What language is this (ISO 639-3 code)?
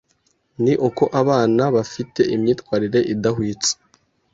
kin